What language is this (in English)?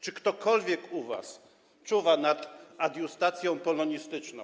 Polish